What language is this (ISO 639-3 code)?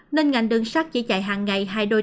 vie